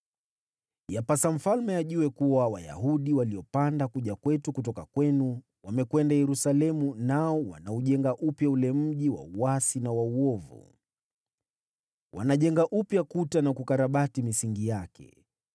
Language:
Swahili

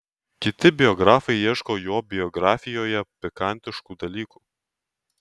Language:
Lithuanian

